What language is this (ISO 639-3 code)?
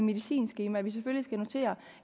dan